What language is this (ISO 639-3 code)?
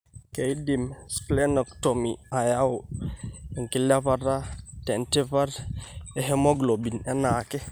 mas